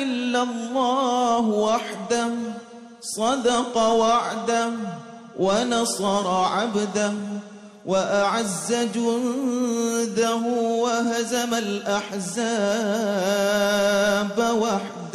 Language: Arabic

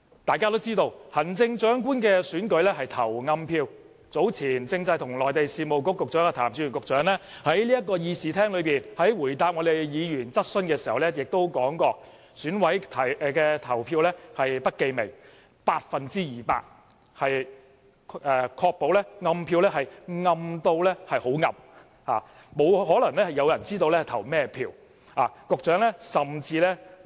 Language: Cantonese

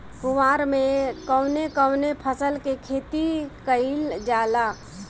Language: Bhojpuri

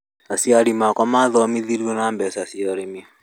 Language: Kikuyu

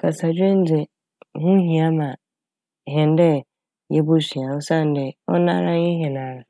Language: Akan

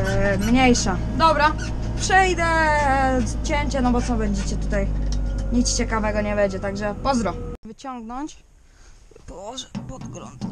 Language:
Polish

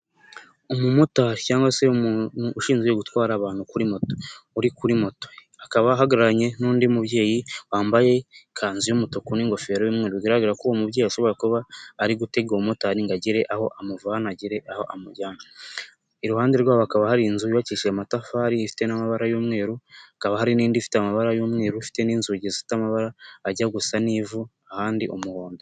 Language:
Kinyarwanda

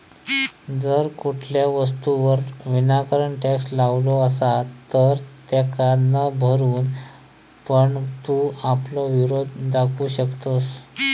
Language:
Marathi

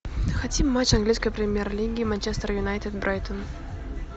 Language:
Russian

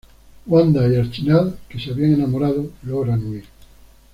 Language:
Spanish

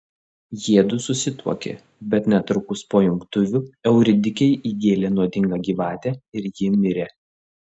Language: Lithuanian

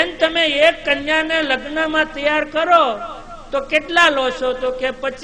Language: Gujarati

